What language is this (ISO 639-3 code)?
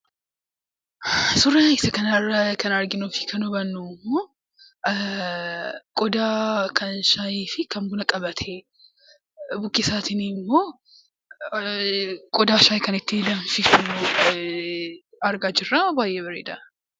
orm